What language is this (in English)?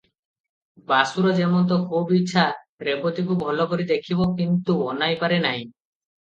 Odia